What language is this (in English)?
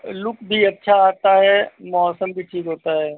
Hindi